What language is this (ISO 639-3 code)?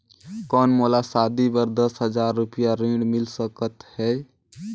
hne